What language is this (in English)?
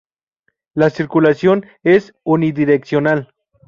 Spanish